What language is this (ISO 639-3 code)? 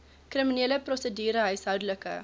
afr